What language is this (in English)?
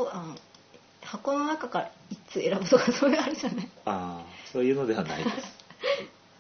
Japanese